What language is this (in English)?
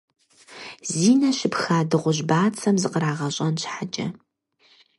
Kabardian